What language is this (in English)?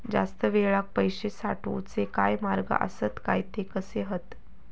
Marathi